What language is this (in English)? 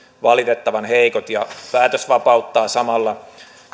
Finnish